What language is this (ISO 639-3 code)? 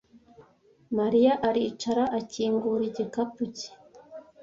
kin